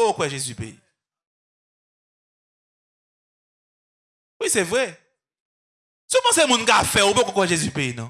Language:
French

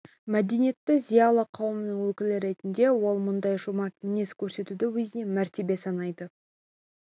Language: Kazakh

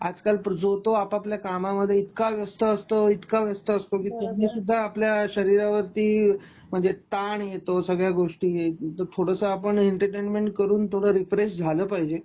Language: Marathi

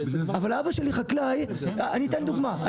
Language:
Hebrew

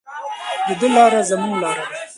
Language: Pashto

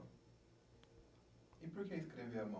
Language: Portuguese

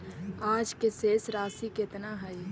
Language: Magahi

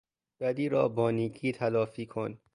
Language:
Persian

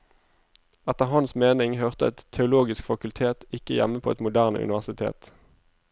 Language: Norwegian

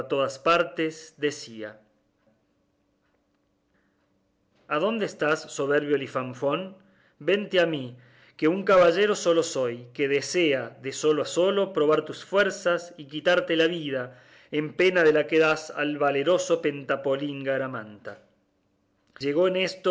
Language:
Spanish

